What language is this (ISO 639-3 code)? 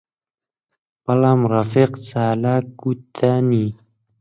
ckb